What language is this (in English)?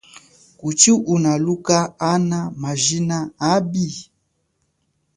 Chokwe